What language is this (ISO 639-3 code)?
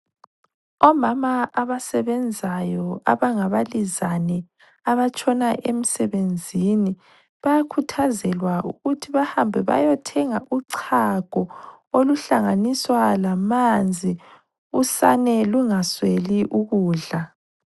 nde